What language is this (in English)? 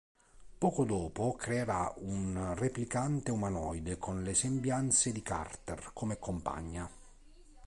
Italian